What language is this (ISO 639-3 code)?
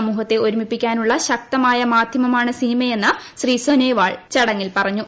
mal